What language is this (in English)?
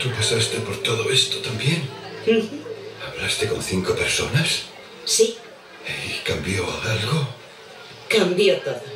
Spanish